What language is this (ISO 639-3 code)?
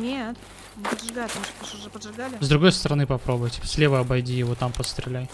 rus